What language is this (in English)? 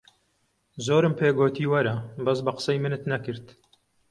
Central Kurdish